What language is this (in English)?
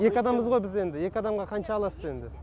Kazakh